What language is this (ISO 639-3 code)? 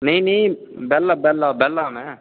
doi